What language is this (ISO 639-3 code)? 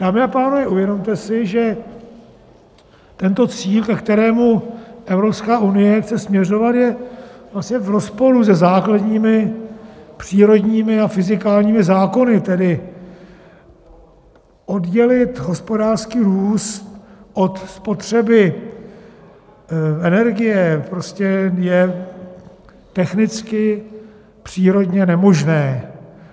ces